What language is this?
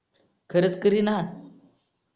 Marathi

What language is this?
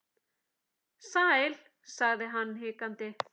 Icelandic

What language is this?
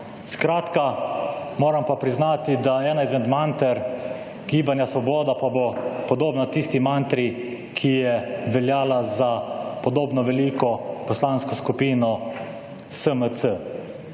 Slovenian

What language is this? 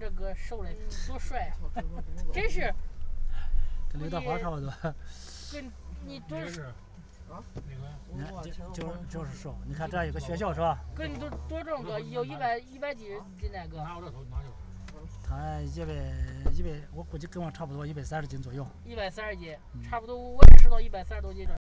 Chinese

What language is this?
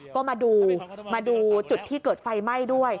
Thai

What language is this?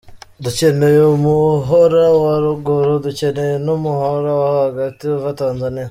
Kinyarwanda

